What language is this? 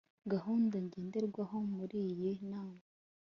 Kinyarwanda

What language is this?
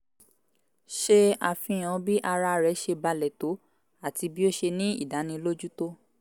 Yoruba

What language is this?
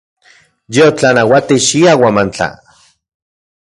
Central Puebla Nahuatl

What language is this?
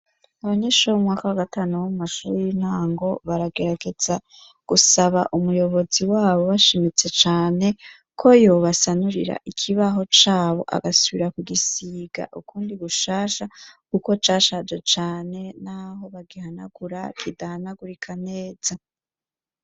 Rundi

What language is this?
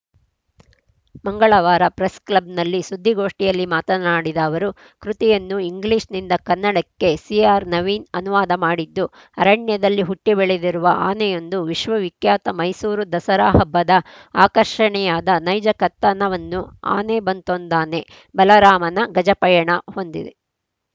Kannada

